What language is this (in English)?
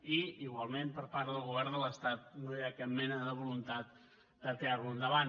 Catalan